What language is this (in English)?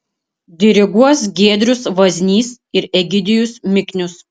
Lithuanian